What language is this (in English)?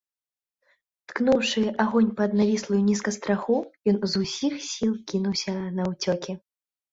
Belarusian